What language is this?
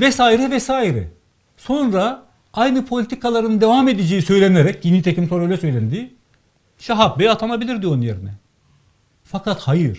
Turkish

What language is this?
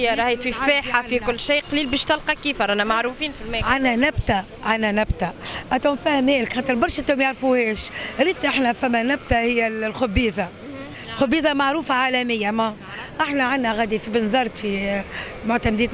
Arabic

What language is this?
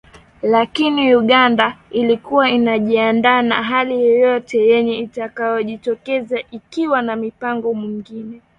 Swahili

